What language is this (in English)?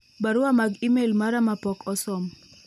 Luo (Kenya and Tanzania)